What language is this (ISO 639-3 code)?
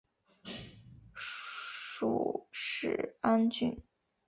zho